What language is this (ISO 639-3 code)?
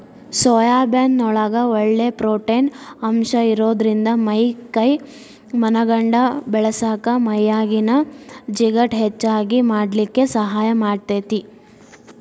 kan